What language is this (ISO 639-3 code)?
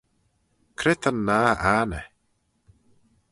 glv